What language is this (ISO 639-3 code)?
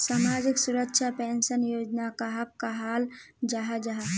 mag